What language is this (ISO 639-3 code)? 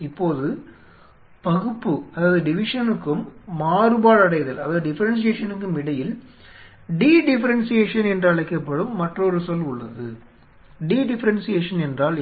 tam